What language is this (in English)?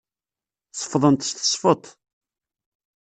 Kabyle